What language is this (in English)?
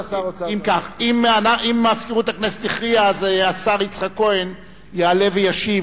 Hebrew